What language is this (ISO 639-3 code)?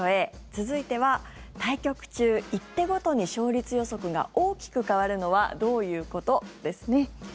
jpn